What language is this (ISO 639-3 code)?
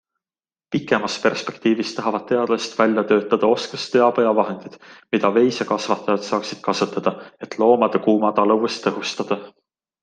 est